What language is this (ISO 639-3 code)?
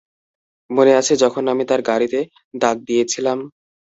ben